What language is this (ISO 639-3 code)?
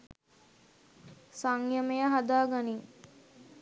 sin